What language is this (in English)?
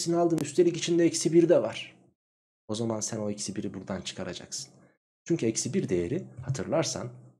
Turkish